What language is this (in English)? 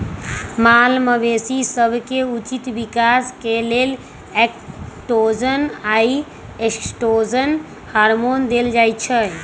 Magahi